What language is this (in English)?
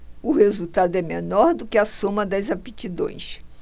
Portuguese